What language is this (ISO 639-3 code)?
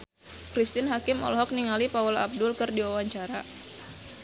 sun